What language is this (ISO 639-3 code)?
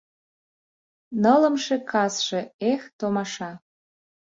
chm